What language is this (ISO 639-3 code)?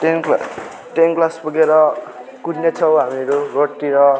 nep